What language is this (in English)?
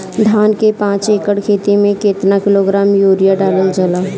Bhojpuri